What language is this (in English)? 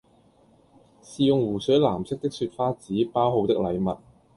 Cantonese